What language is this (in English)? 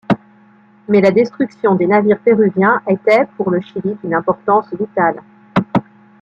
French